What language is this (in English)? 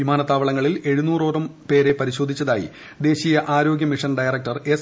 Malayalam